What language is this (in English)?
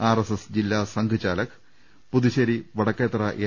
Malayalam